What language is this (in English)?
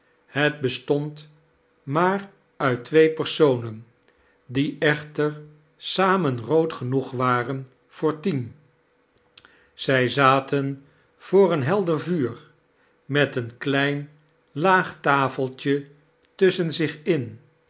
Dutch